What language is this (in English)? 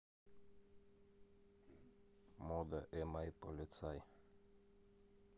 Russian